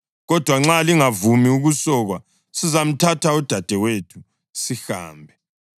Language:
North Ndebele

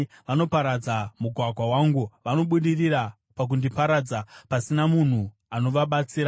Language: Shona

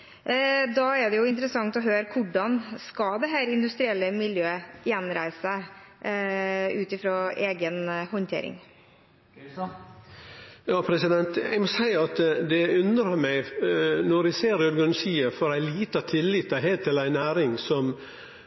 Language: Norwegian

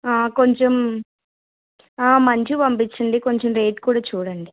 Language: Telugu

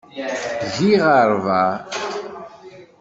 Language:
Kabyle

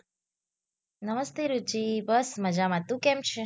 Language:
Gujarati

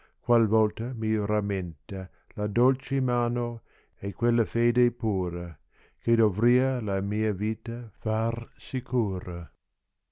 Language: Italian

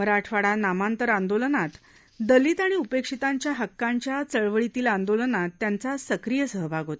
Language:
Marathi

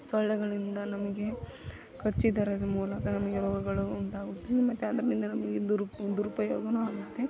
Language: Kannada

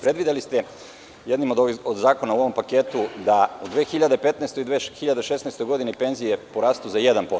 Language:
Serbian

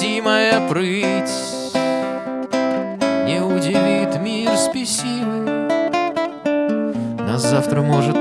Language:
Russian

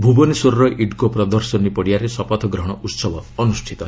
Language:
Odia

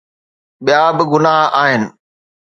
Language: Sindhi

